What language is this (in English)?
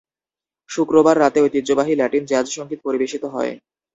Bangla